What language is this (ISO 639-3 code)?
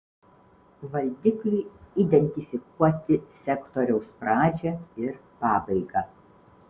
lit